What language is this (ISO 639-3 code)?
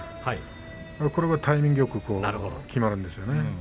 jpn